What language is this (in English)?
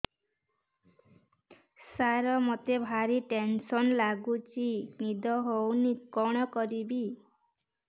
Odia